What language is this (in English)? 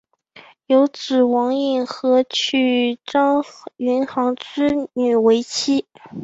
Chinese